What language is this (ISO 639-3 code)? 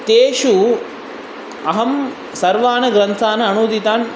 san